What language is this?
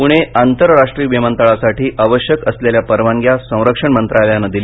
Marathi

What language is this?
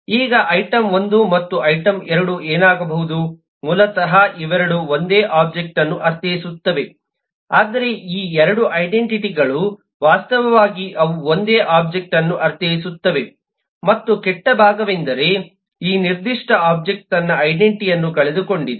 Kannada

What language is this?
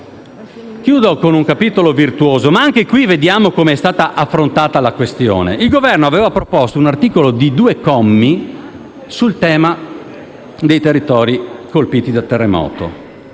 Italian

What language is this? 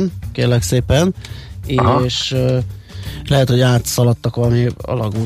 Hungarian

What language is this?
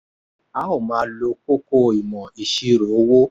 Yoruba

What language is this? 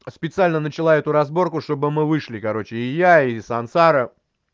Russian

